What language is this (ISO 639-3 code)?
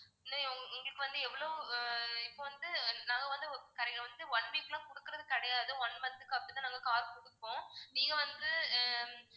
tam